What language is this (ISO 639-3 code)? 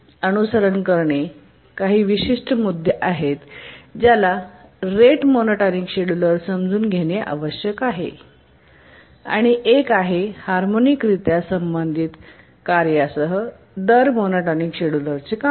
mar